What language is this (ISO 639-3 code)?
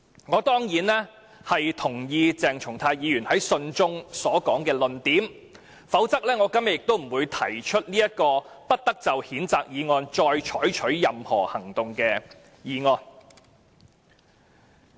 yue